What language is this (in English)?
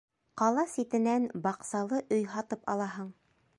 Bashkir